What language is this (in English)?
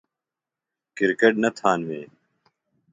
Phalura